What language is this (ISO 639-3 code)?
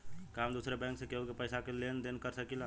bho